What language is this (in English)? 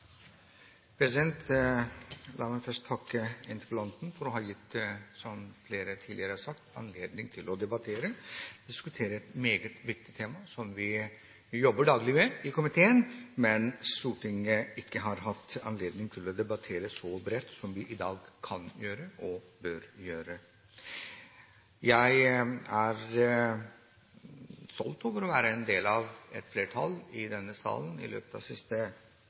Norwegian Bokmål